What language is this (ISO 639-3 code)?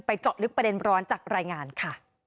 tha